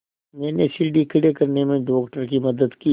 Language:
Hindi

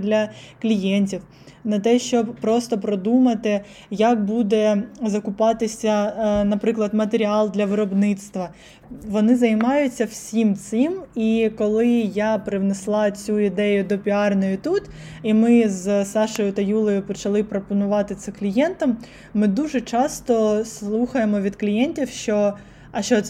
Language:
Ukrainian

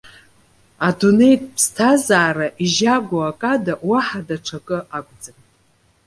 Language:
Abkhazian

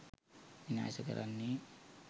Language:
Sinhala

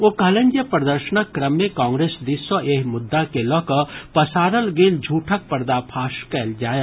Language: Maithili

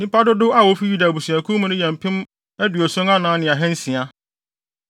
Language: Akan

